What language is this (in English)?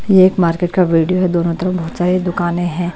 Hindi